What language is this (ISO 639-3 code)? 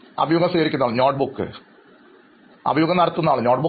mal